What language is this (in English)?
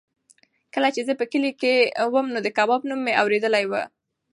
Pashto